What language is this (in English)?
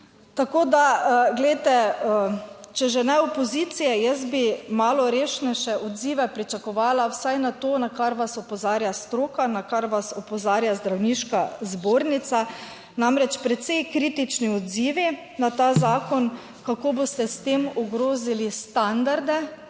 Slovenian